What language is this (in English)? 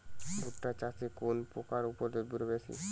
Bangla